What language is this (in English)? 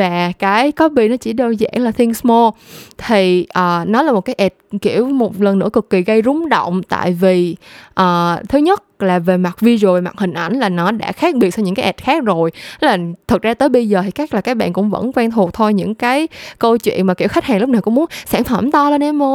Vietnamese